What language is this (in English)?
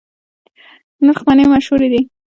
Pashto